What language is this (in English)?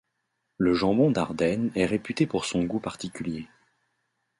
French